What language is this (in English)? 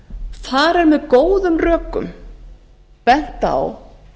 Icelandic